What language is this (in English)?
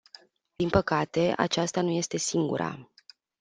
Romanian